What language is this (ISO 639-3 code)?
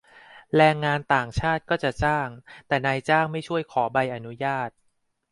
tha